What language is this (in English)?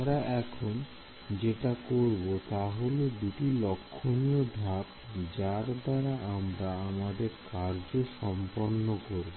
Bangla